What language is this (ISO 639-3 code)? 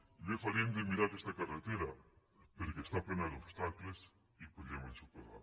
cat